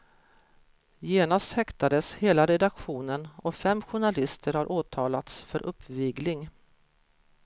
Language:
Swedish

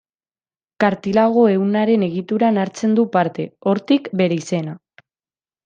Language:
Basque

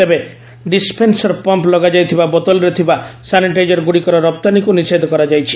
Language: Odia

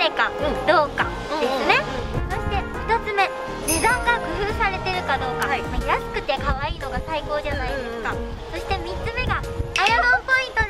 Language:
Japanese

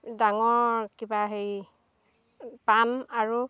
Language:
Assamese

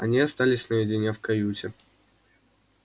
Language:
Russian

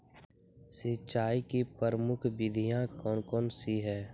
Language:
Magahi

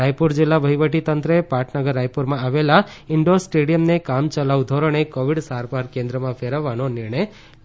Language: Gujarati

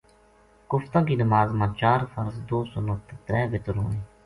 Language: Gujari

